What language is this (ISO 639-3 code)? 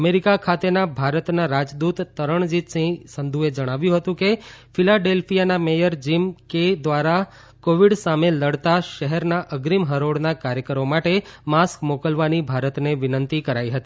guj